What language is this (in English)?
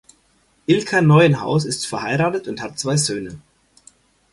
German